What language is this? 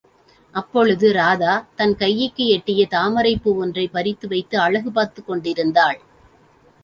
Tamil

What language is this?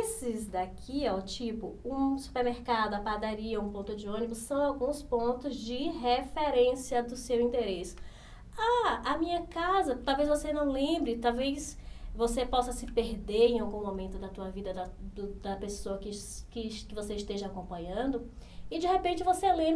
Portuguese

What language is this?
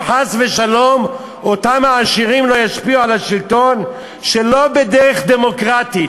Hebrew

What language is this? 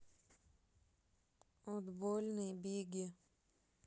Russian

